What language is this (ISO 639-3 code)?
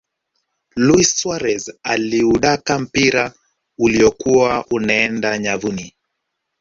swa